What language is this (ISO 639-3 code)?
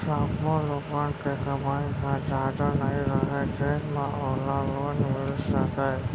hne